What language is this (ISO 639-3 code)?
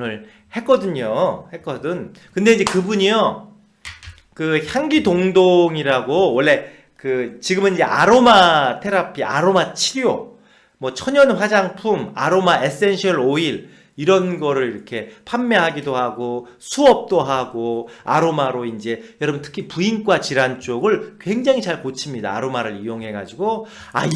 kor